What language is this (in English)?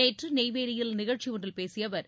Tamil